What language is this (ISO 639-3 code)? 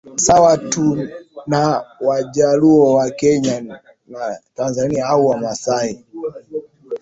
swa